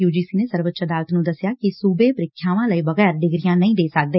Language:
Punjabi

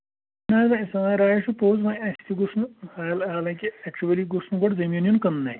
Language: Kashmiri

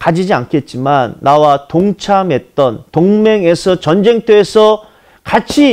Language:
Korean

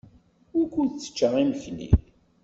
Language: Kabyle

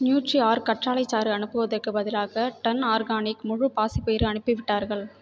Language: Tamil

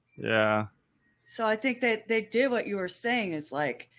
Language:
English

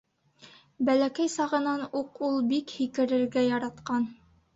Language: Bashkir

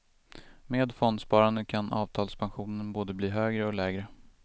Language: Swedish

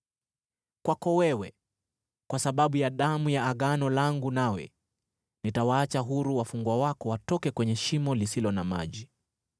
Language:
Swahili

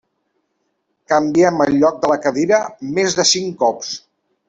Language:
Catalan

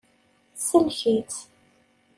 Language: Kabyle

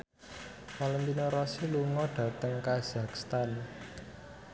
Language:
Javanese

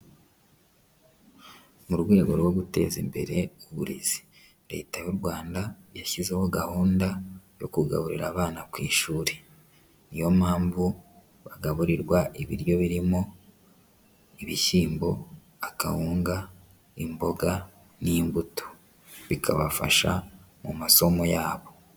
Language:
Kinyarwanda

